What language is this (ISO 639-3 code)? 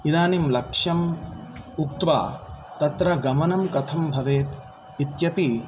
san